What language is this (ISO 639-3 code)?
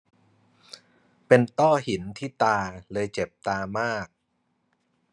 tha